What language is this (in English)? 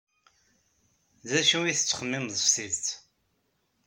Kabyle